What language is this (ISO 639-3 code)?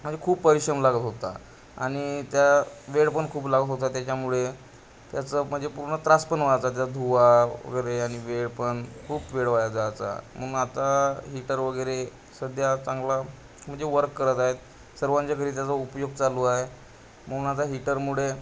mar